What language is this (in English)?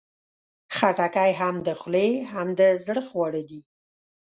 Pashto